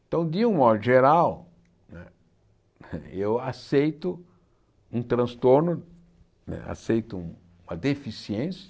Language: Portuguese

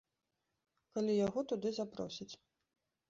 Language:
Belarusian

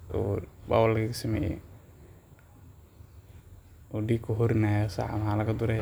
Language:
Somali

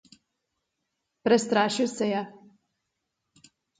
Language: Slovenian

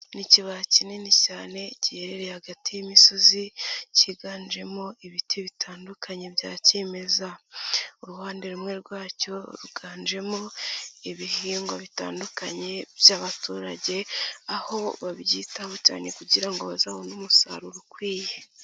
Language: Kinyarwanda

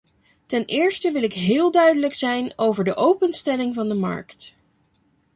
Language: Dutch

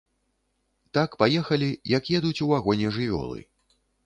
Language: Belarusian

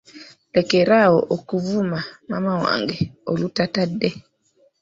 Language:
Ganda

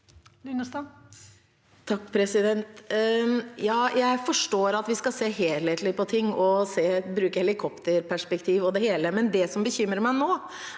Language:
Norwegian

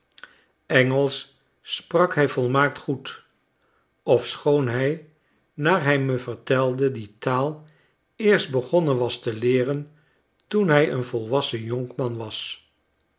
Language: Dutch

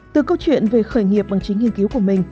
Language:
Vietnamese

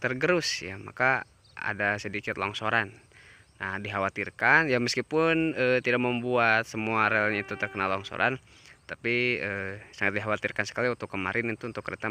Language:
Indonesian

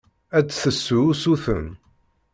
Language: Kabyle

